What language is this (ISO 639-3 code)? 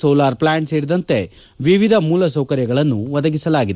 kan